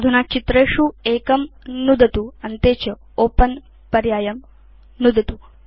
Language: Sanskrit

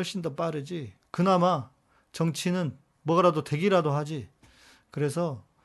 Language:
Korean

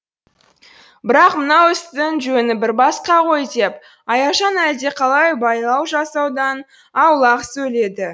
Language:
Kazakh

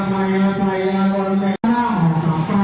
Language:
Thai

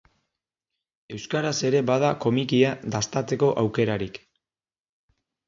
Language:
Basque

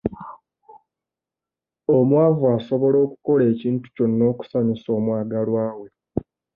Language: Ganda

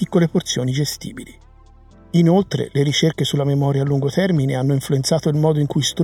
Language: Italian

